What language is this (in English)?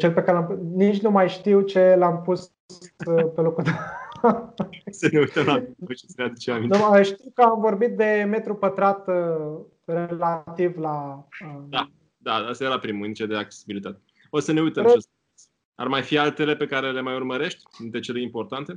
Romanian